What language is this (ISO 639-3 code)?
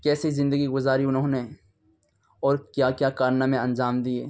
urd